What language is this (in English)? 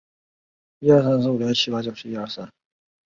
Chinese